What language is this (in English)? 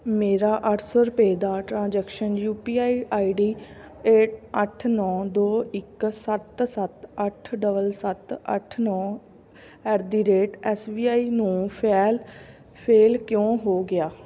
Punjabi